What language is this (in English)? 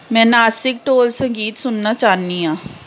Dogri